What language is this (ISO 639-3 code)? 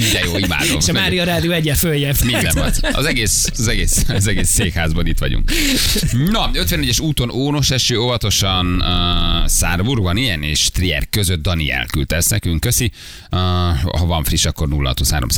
hun